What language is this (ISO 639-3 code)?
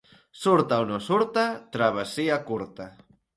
cat